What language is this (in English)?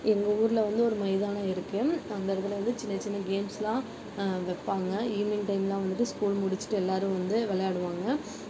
Tamil